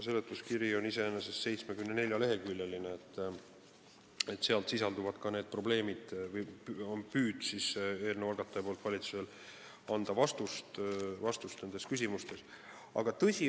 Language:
Estonian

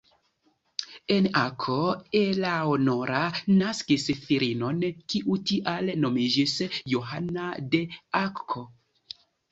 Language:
Esperanto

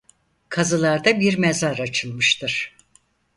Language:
Turkish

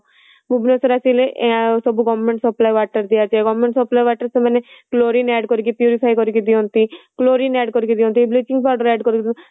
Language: Odia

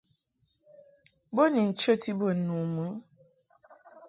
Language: Mungaka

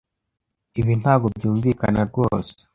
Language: Kinyarwanda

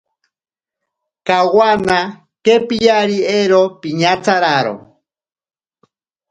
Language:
Ashéninka Perené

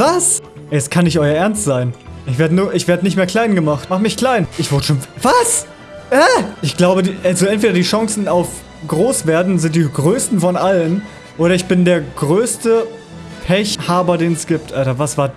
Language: German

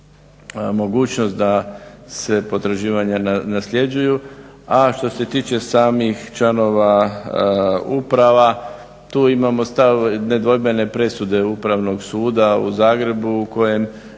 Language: Croatian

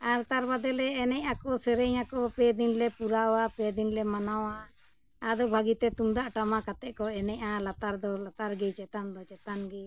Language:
Santali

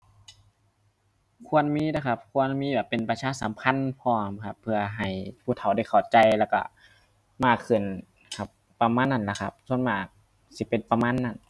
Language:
Thai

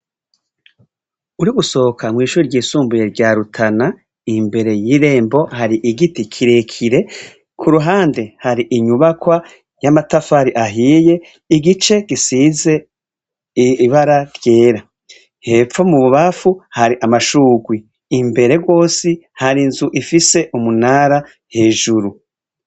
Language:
Rundi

